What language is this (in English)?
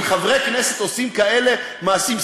Hebrew